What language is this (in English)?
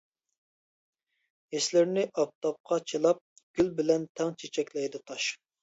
Uyghur